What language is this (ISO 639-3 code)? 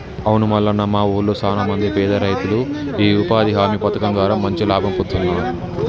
tel